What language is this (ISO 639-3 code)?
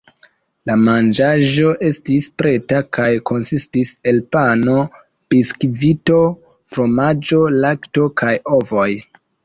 epo